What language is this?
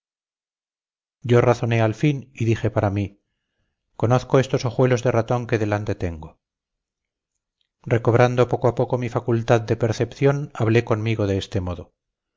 Spanish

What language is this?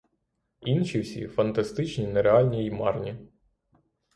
Ukrainian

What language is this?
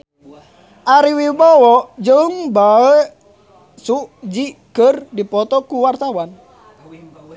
Sundanese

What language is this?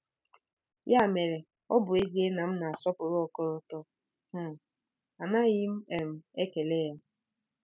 Igbo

